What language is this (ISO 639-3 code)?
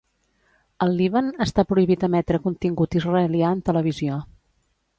cat